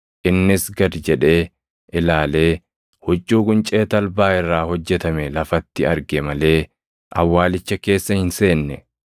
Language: Oromo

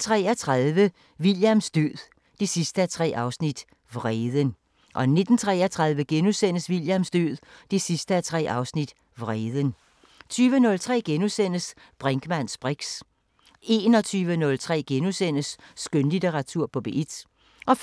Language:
Danish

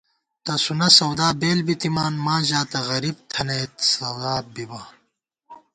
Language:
Gawar-Bati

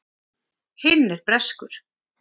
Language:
Icelandic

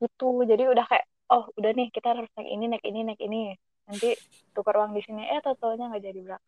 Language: Indonesian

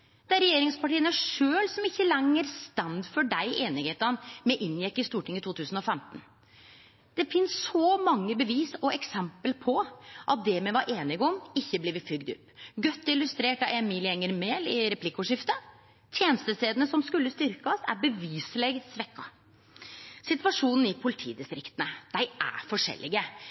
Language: Norwegian Nynorsk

